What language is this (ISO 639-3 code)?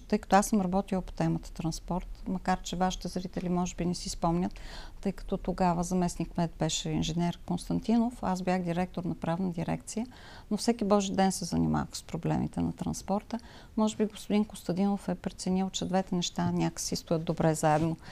bul